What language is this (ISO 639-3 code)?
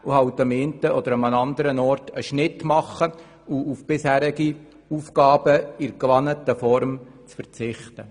gsw